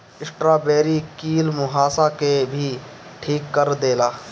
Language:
Bhojpuri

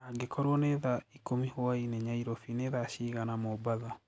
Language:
Kikuyu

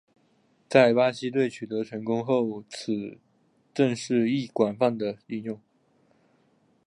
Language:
Chinese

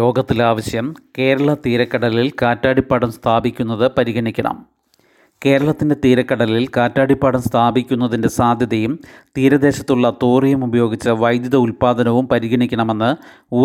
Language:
Malayalam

